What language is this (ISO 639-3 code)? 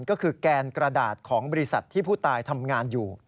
tha